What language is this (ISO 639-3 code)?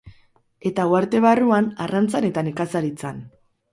eus